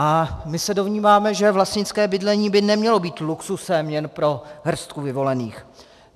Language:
Czech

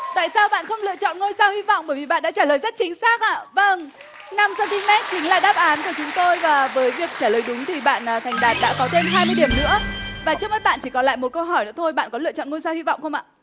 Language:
Vietnamese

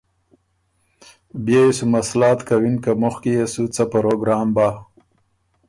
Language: Ormuri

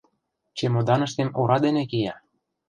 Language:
Mari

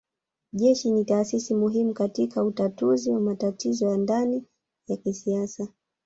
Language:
Swahili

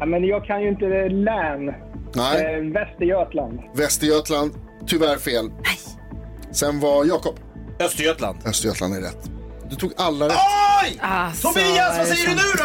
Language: Swedish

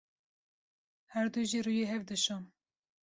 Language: Kurdish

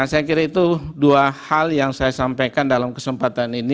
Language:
Indonesian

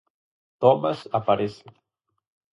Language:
Galician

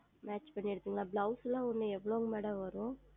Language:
Tamil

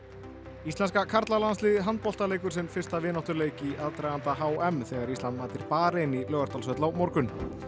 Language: Icelandic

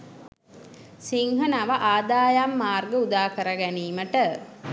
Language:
Sinhala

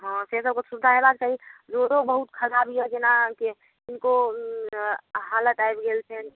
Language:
Maithili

